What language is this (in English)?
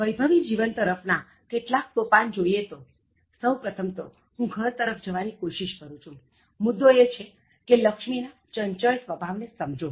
Gujarati